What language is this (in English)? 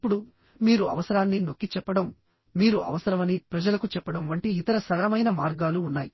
Telugu